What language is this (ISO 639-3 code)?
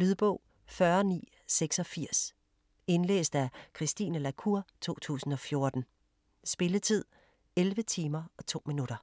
dan